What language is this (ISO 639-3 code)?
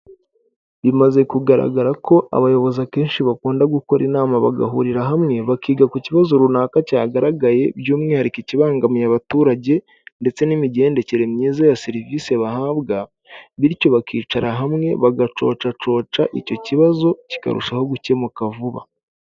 kin